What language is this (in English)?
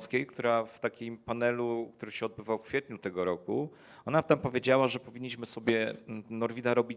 Polish